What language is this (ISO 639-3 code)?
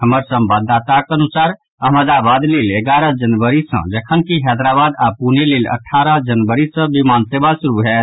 mai